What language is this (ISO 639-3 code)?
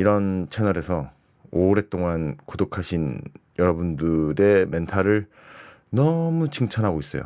kor